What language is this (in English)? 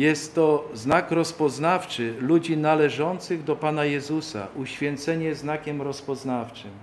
Polish